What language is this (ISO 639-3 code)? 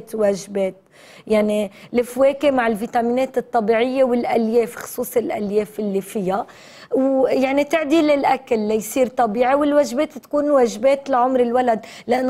ara